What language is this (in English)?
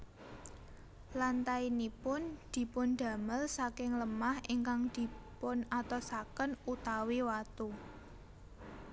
Javanese